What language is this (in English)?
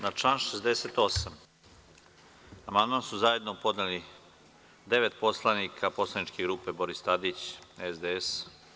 Serbian